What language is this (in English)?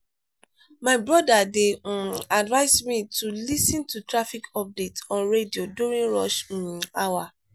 Nigerian Pidgin